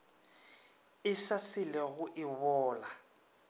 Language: Northern Sotho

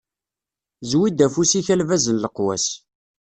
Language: Kabyle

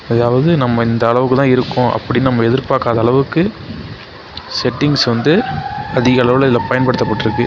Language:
Tamil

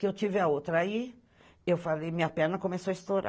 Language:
Portuguese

